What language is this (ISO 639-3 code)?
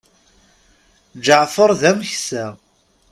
kab